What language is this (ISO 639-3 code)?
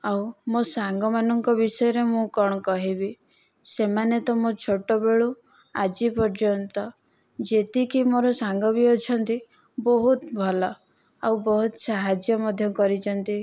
ori